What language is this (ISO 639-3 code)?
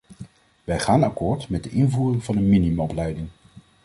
nld